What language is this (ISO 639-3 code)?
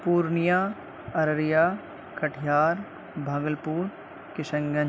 urd